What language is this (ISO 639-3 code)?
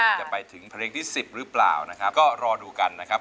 tha